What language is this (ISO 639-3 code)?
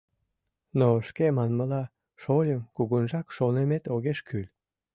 chm